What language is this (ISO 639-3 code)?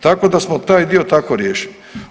hrv